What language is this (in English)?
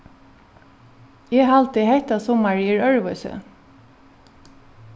Faroese